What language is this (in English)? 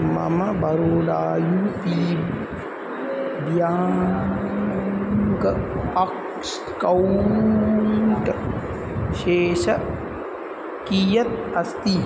Sanskrit